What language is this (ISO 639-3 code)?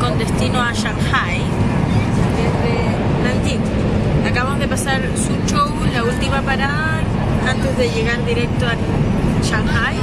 spa